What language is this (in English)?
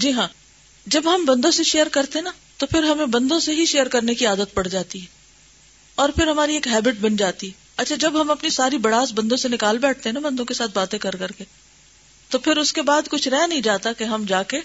Urdu